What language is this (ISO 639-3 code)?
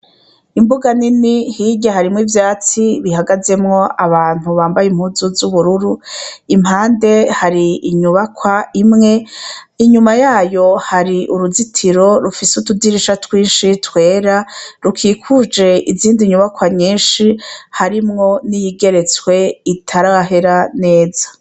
run